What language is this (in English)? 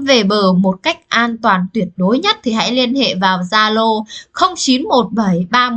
Vietnamese